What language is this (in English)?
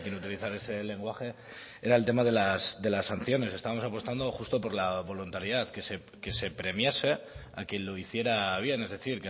Spanish